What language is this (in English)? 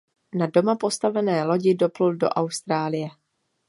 Czech